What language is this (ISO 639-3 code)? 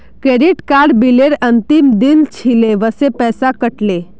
mag